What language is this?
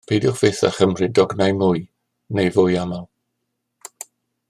Welsh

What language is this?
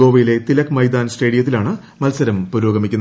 Malayalam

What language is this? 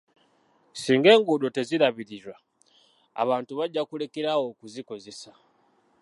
Ganda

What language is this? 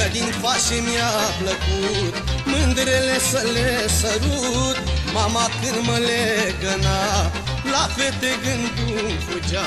Romanian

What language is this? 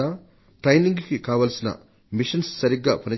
Telugu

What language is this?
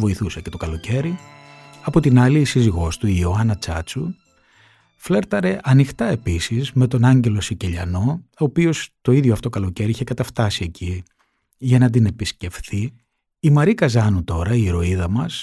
Greek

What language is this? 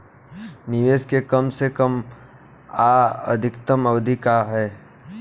Bhojpuri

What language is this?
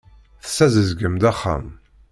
Kabyle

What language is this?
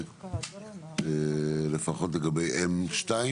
Hebrew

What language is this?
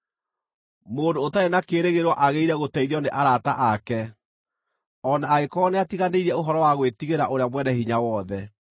Kikuyu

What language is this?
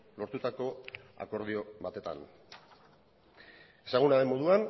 Basque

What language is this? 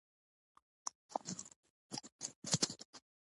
Pashto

